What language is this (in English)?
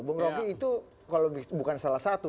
Indonesian